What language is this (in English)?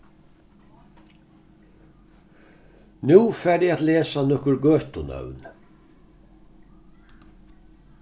Faroese